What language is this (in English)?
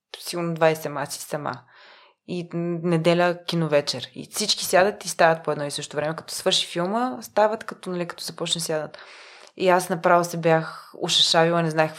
Bulgarian